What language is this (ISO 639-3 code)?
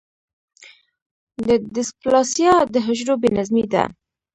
pus